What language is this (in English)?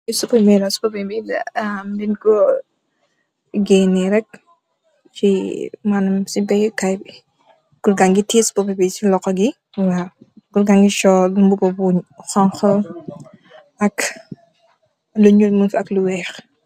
Wolof